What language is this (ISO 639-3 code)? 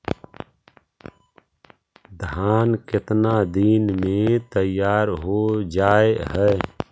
mag